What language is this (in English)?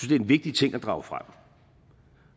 Danish